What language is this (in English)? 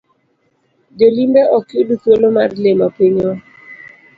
Luo (Kenya and Tanzania)